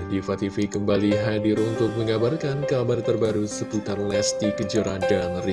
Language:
Indonesian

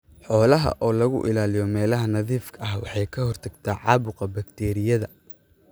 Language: Somali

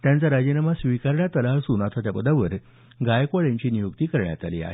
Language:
Marathi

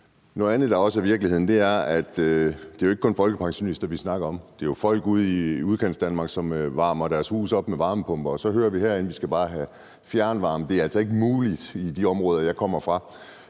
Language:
Danish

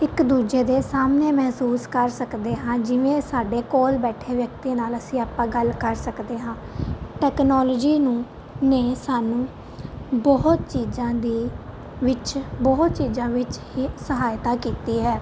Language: Punjabi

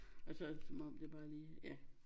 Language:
Danish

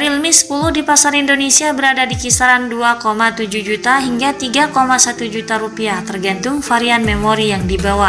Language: Indonesian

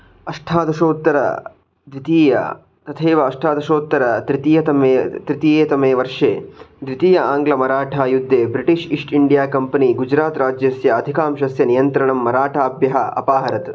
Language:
Sanskrit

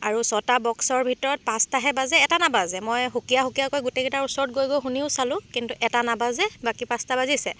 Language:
Assamese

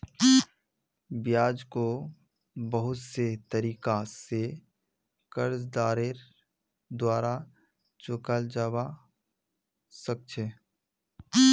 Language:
Magahi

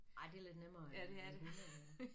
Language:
Danish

